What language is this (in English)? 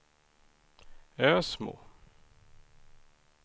Swedish